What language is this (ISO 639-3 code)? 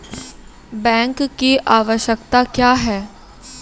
mai